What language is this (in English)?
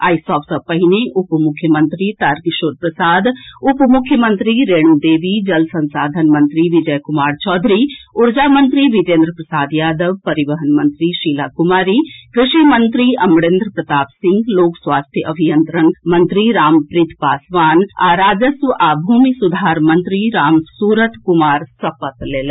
Maithili